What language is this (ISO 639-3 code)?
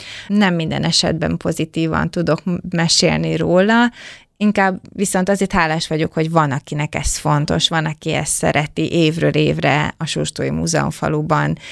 hun